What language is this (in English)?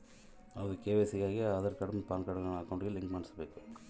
Kannada